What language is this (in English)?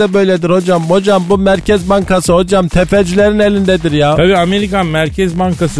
Turkish